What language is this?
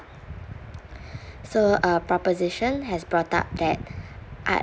English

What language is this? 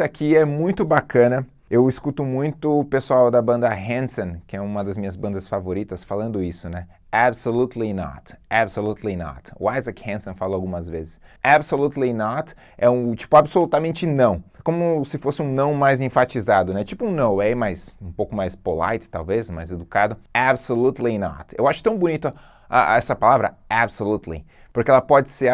Portuguese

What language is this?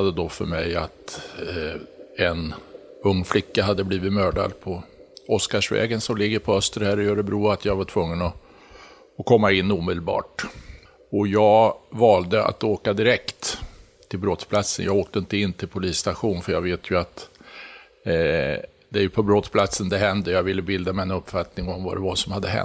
Swedish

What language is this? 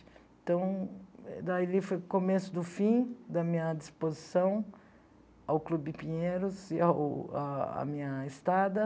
Portuguese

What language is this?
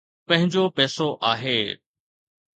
Sindhi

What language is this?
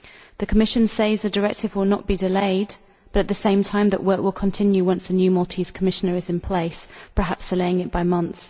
English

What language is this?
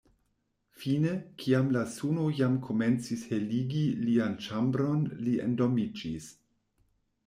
Esperanto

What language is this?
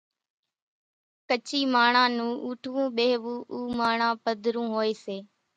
Kachi Koli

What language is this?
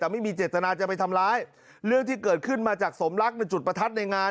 Thai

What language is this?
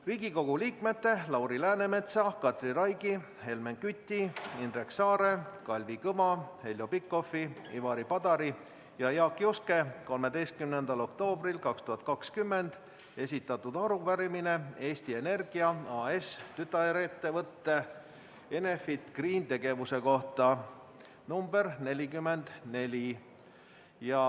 Estonian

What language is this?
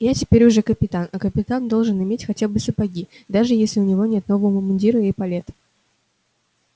Russian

